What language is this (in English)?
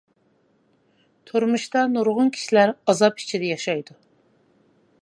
Uyghur